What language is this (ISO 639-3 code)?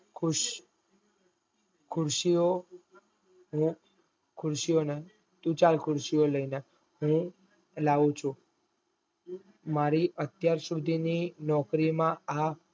guj